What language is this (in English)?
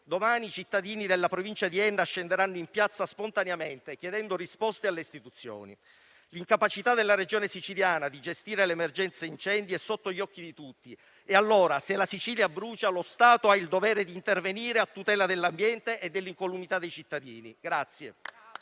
Italian